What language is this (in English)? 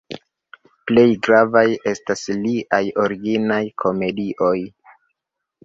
Esperanto